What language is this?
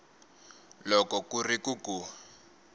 Tsonga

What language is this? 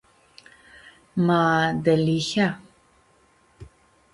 Aromanian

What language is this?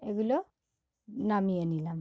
Bangla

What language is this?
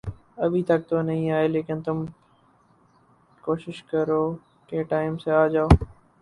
Urdu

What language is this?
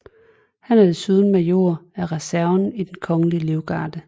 Danish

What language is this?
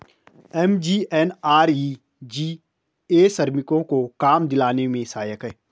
Hindi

